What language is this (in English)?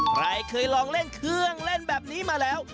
Thai